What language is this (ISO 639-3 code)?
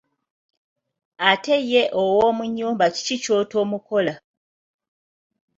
lug